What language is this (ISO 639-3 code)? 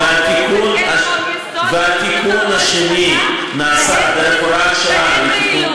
heb